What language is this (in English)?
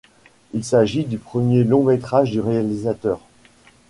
French